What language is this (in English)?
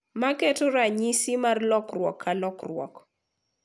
Luo (Kenya and Tanzania)